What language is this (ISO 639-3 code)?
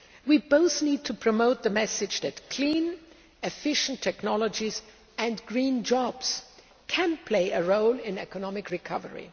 eng